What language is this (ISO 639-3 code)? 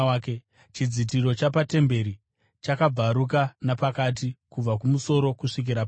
sna